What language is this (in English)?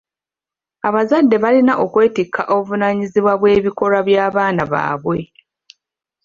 Ganda